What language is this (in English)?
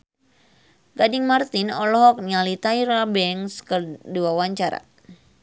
Sundanese